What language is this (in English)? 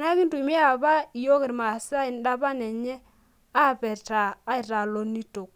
Masai